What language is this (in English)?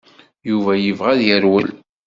Kabyle